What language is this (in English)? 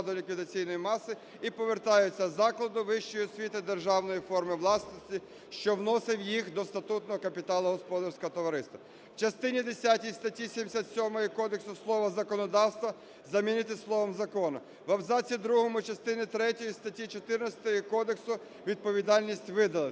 Ukrainian